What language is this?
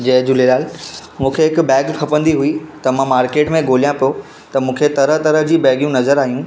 Sindhi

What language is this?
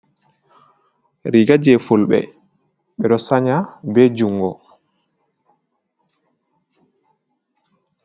Fula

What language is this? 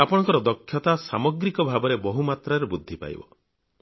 Odia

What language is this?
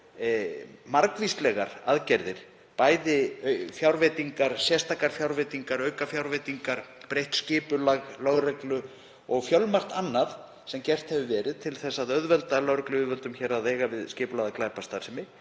Icelandic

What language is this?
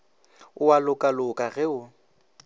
Northern Sotho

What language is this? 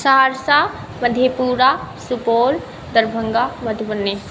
Maithili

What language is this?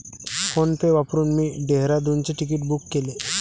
Marathi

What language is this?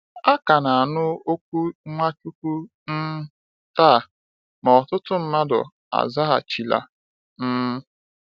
Igbo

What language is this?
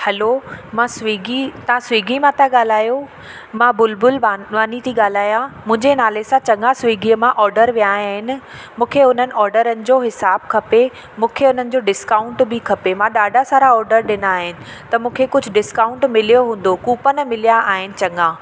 Sindhi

